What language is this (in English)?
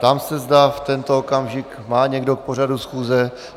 Czech